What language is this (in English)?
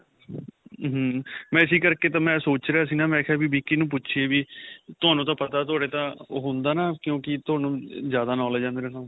Punjabi